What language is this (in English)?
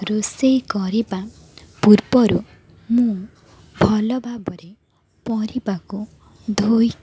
Odia